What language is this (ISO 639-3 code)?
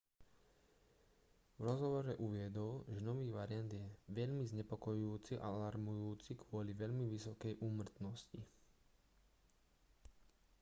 slk